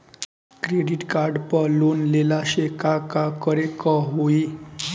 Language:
Bhojpuri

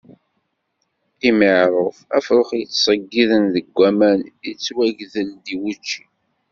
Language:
Kabyle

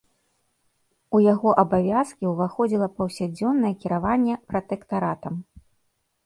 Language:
Belarusian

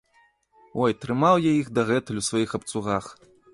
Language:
Belarusian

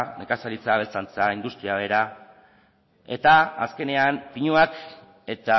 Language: Basque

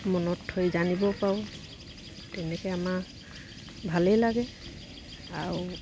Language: Assamese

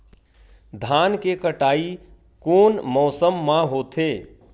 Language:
Chhattisgarhi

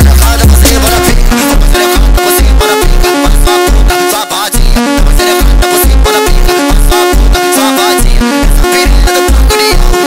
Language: Arabic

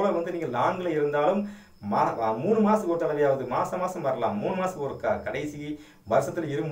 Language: Romanian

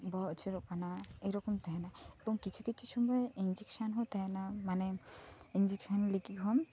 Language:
Santali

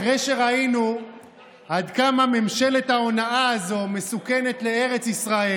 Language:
Hebrew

